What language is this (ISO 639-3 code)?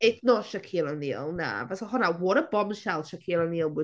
cym